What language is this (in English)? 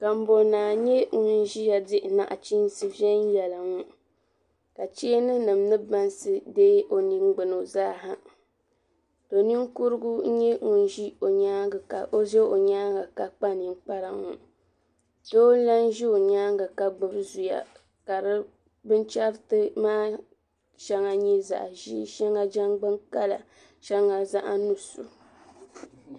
Dagbani